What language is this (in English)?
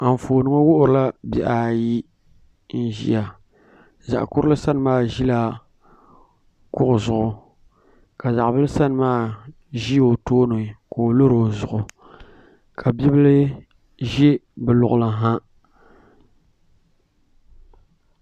Dagbani